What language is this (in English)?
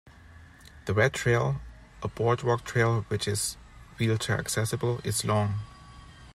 English